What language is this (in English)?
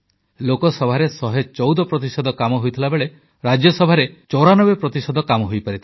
Odia